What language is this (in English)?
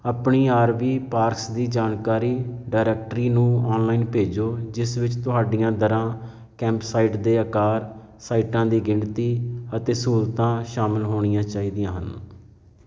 Punjabi